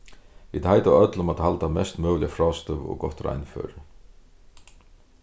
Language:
Faroese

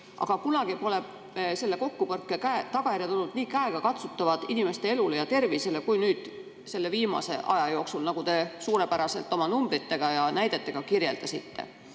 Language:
Estonian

